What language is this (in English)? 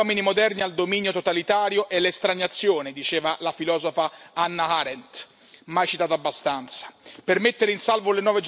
Italian